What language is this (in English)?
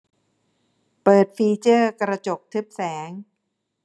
Thai